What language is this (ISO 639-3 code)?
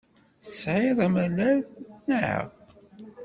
kab